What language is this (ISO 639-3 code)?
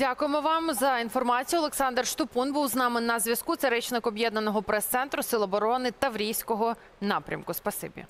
ukr